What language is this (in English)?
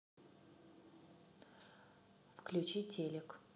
Russian